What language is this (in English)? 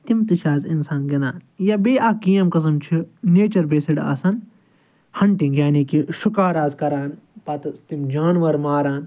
Kashmiri